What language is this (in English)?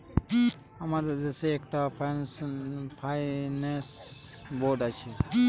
Bangla